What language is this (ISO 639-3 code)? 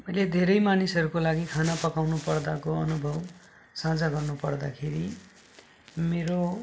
nep